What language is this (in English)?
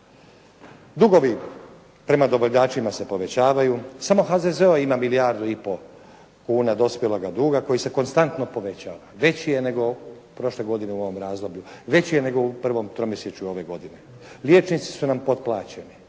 Croatian